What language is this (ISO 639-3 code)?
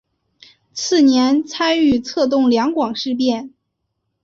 zho